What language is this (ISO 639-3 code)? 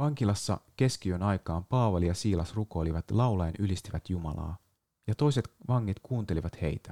fin